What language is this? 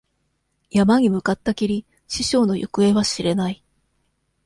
Japanese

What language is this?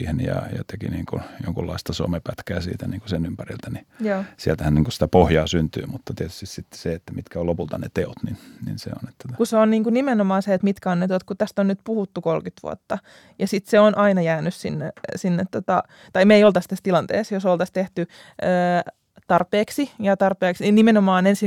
Finnish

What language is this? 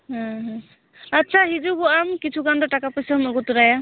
Santali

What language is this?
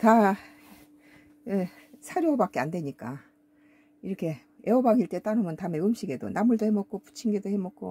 Korean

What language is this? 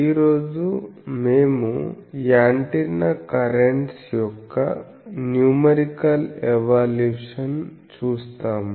Telugu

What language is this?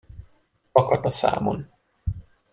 Hungarian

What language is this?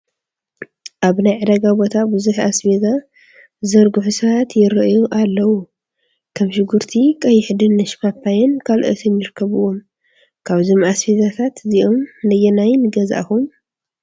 Tigrinya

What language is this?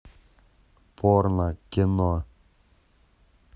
Russian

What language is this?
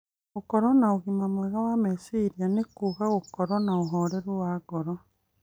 Kikuyu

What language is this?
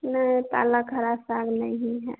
Hindi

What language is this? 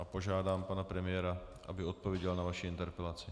Czech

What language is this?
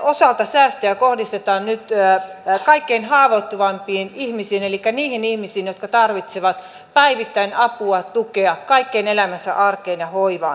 Finnish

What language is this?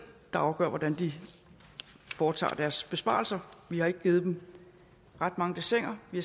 Danish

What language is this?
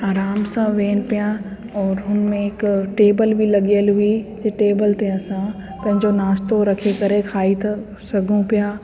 Sindhi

